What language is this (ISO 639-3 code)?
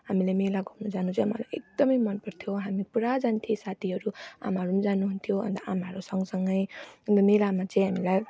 nep